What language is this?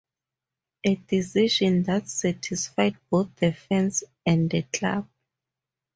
English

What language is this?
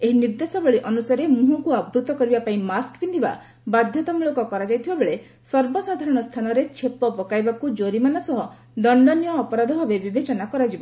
Odia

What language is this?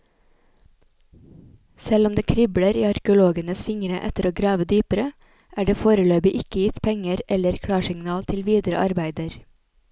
Norwegian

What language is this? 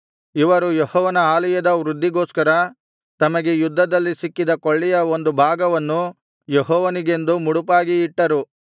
Kannada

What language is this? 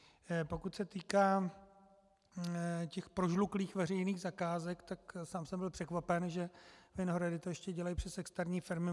Czech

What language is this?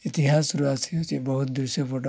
Odia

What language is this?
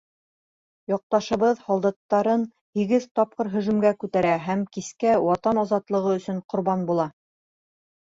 Bashkir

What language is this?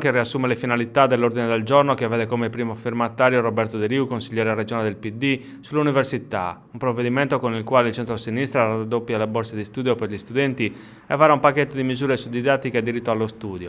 Italian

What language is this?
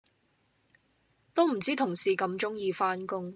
Cantonese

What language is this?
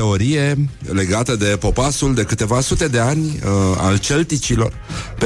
Romanian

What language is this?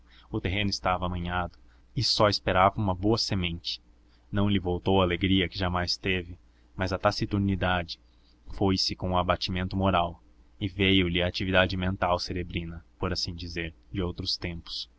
Portuguese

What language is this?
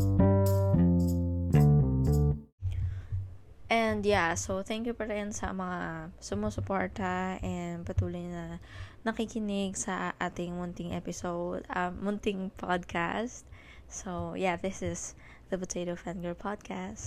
Filipino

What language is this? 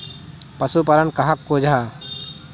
Magahi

